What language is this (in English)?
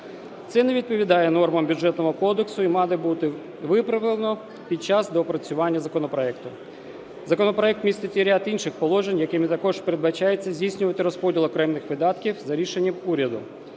Ukrainian